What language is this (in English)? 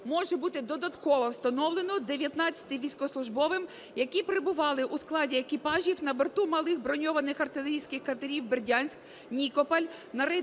Ukrainian